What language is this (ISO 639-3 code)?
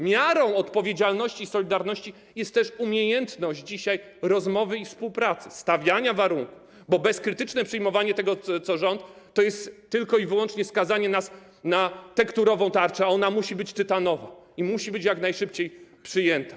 pol